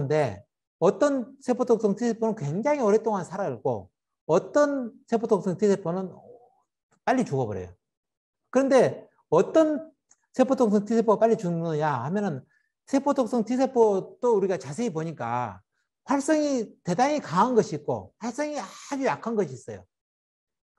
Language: Korean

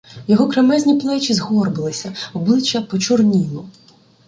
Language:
Ukrainian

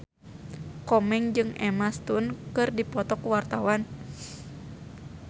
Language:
Sundanese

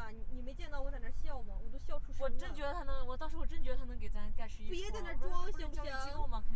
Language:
Chinese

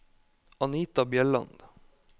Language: Norwegian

